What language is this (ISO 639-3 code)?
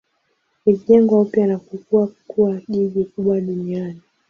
swa